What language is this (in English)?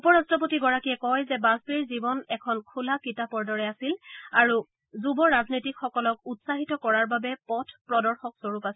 Assamese